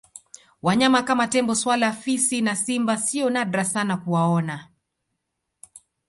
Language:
Swahili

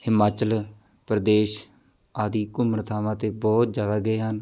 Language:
Punjabi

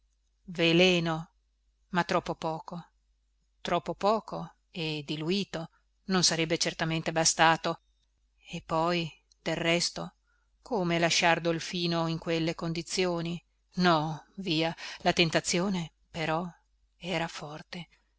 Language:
Italian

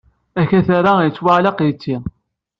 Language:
Kabyle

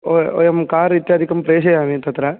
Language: Sanskrit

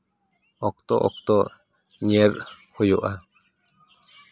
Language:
Santali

